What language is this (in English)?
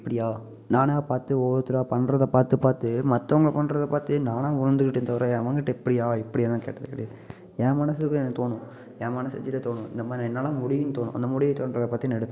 Tamil